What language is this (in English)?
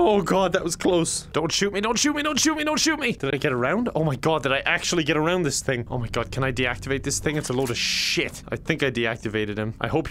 English